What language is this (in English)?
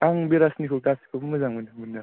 Bodo